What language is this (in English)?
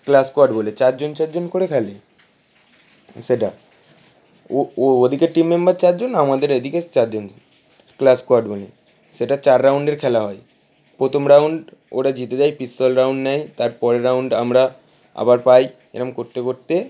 Bangla